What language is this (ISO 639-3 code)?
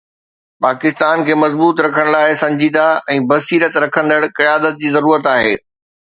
snd